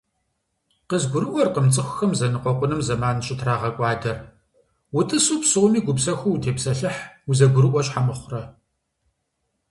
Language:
Kabardian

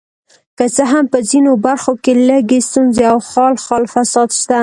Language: Pashto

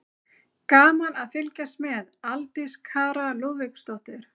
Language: Icelandic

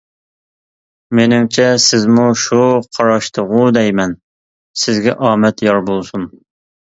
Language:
Uyghur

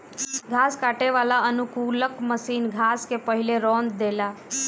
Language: Bhojpuri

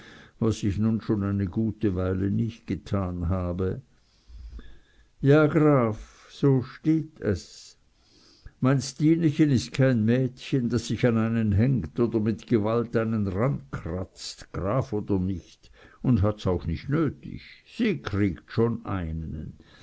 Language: German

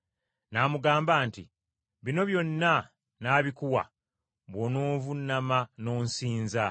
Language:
Ganda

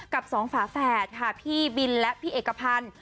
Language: Thai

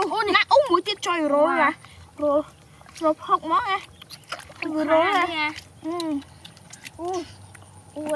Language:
Thai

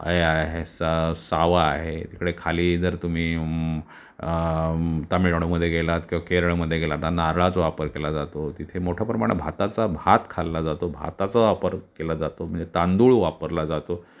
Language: Marathi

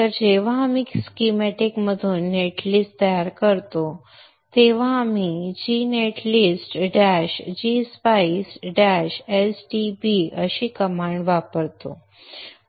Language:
Marathi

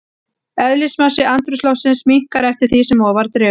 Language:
Icelandic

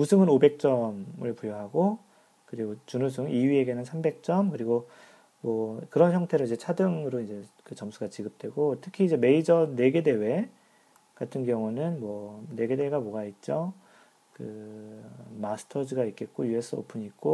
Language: Korean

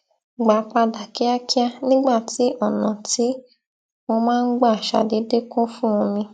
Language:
Yoruba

